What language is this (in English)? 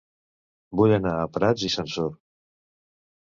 Catalan